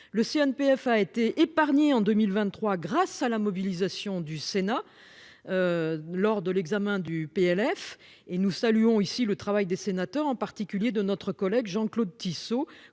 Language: French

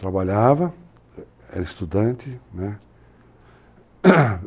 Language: Portuguese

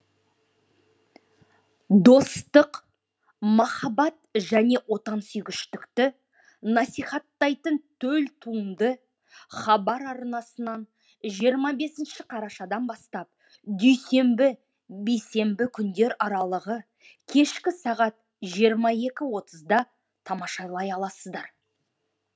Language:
Kazakh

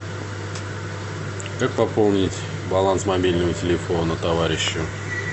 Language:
Russian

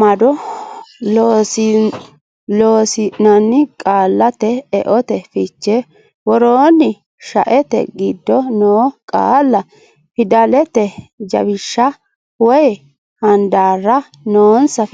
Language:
Sidamo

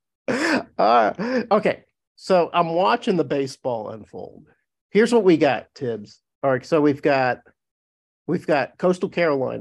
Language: English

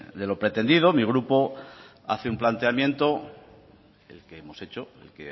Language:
Spanish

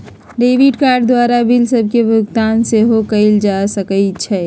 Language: Magahi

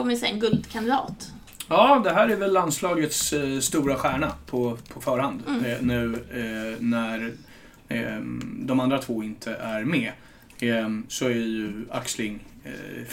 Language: Swedish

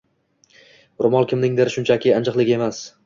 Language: Uzbek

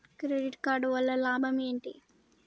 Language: Telugu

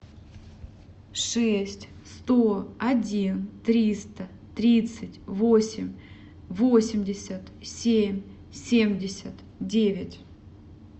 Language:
Russian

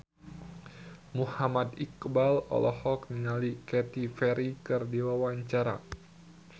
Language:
Sundanese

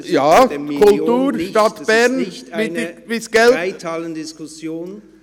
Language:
Swiss German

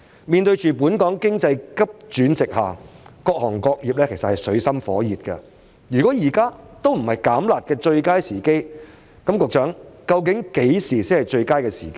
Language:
Cantonese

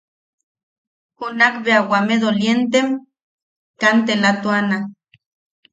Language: Yaqui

